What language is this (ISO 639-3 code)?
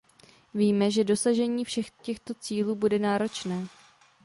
ces